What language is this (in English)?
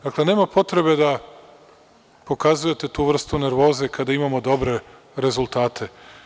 Serbian